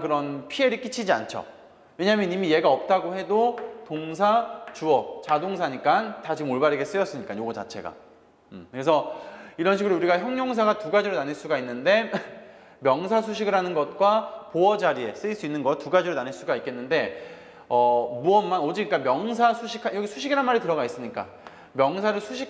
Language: Korean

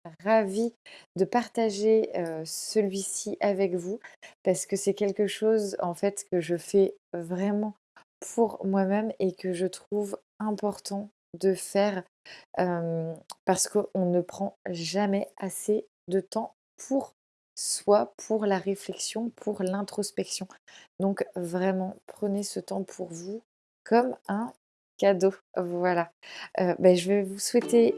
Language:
French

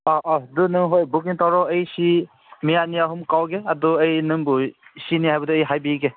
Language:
Manipuri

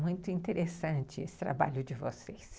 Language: Portuguese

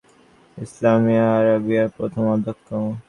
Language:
Bangla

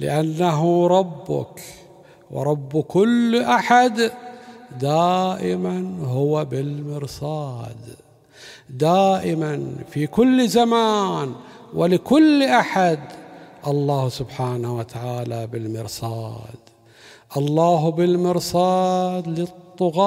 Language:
Arabic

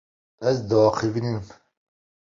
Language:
Kurdish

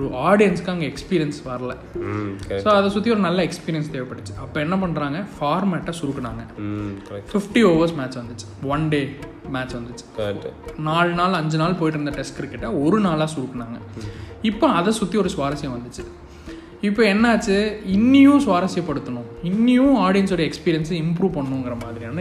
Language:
Tamil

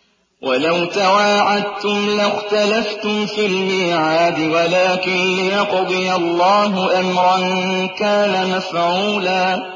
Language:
Arabic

